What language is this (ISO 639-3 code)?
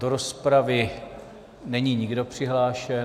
ces